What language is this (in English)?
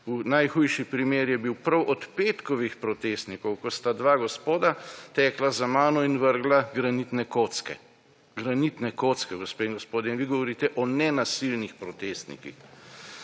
Slovenian